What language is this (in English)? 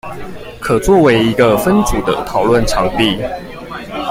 Chinese